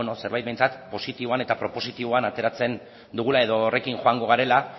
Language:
Basque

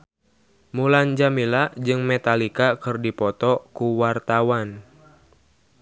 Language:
Sundanese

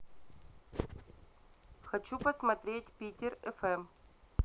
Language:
Russian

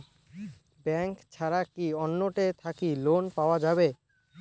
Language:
Bangla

